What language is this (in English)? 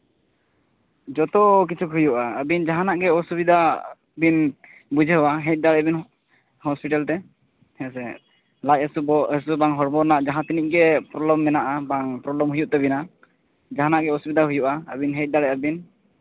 Santali